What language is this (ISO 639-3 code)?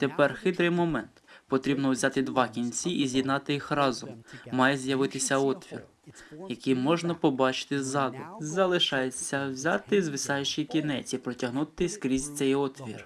ukr